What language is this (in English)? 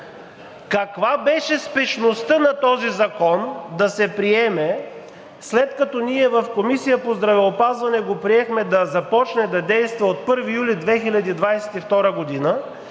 Bulgarian